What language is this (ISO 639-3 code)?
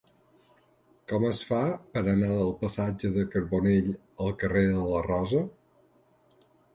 cat